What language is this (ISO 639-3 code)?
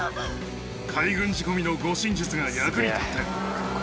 jpn